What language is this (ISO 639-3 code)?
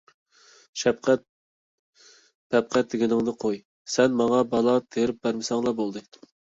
uig